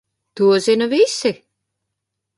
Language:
Latvian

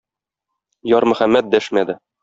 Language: Tatar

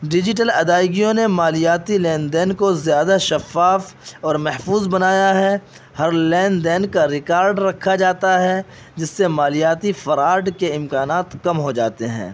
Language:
Urdu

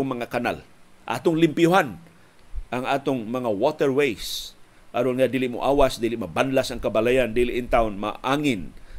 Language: Filipino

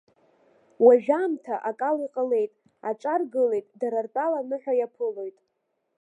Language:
Abkhazian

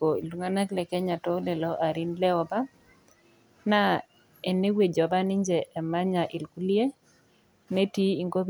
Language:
Masai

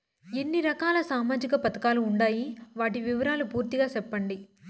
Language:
Telugu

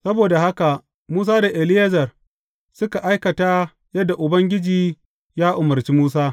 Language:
Hausa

